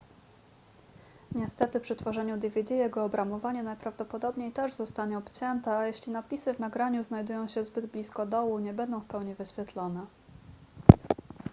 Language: Polish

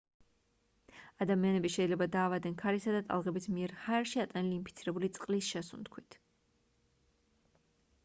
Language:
Georgian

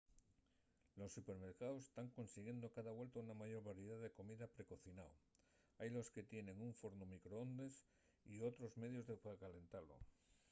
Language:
Asturian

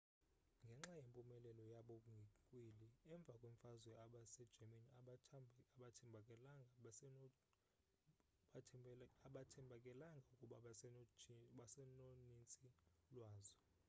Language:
Xhosa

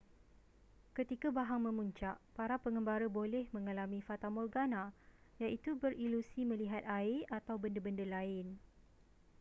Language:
Malay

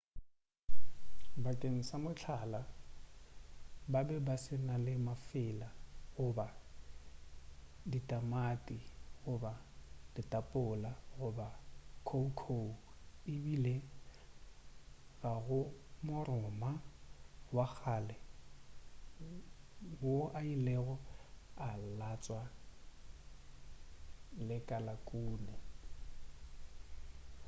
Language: Northern Sotho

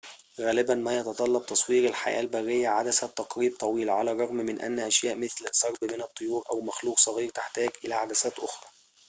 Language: Arabic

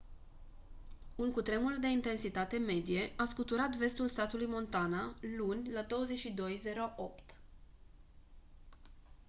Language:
Romanian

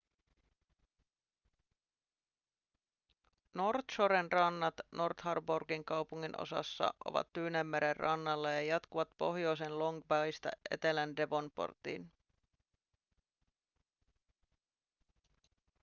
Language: Finnish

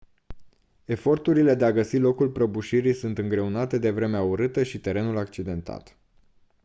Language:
Romanian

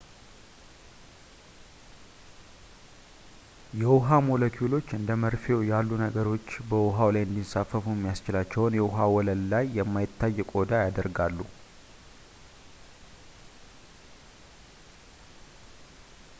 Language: Amharic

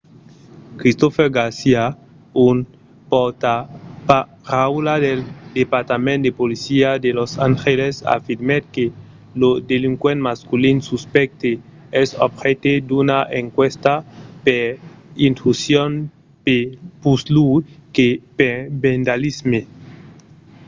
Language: Occitan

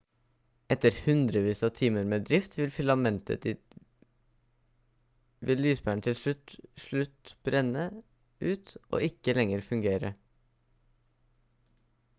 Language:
Norwegian Bokmål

